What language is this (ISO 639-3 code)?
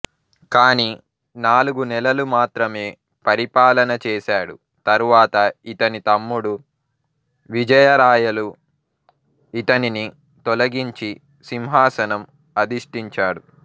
tel